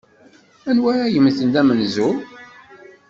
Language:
Kabyle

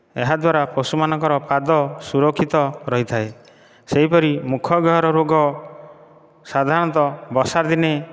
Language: Odia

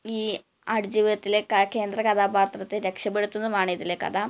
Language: Malayalam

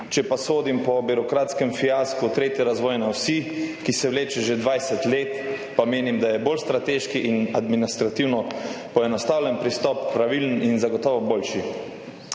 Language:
Slovenian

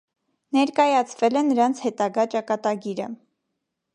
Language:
Armenian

